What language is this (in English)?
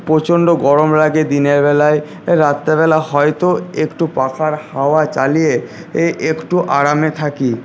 Bangla